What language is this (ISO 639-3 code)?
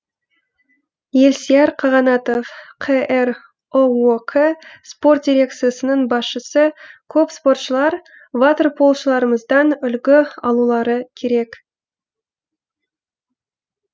kaz